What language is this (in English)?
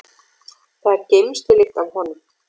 Icelandic